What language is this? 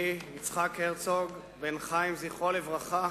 Hebrew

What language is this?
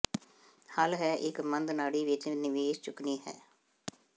Punjabi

